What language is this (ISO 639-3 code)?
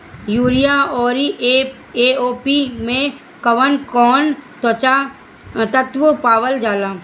bho